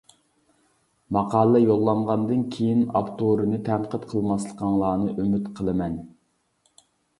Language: Uyghur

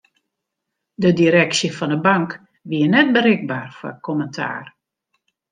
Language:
Western Frisian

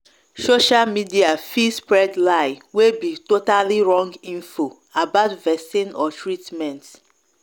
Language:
Nigerian Pidgin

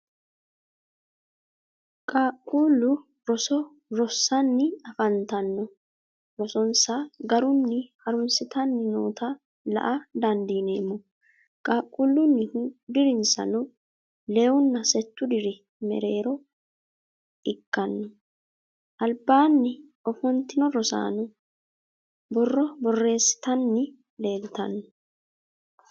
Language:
Sidamo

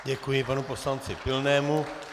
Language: Czech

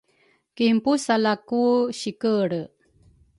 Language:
Rukai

